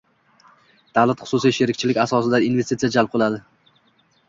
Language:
Uzbek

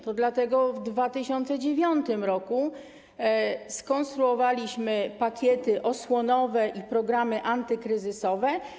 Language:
Polish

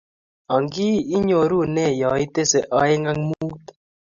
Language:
Kalenjin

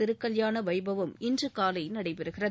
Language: Tamil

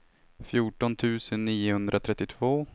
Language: Swedish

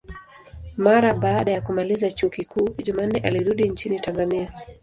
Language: Swahili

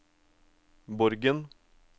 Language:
Norwegian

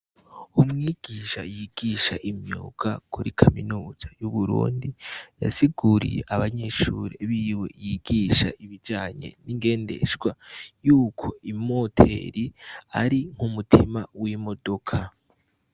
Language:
Rundi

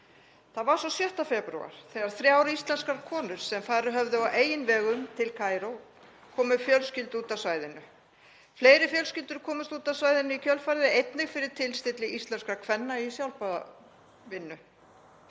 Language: Icelandic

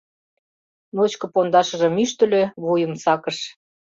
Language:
Mari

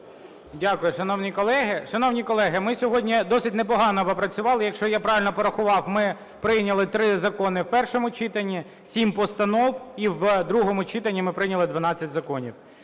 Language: Ukrainian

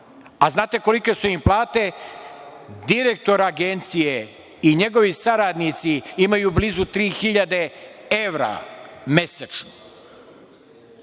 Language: Serbian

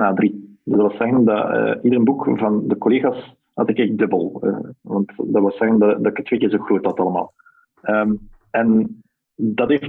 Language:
Dutch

